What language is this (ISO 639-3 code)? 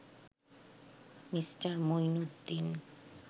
ben